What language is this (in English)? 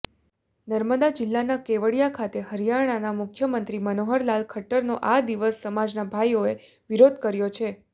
Gujarati